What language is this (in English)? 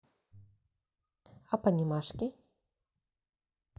Russian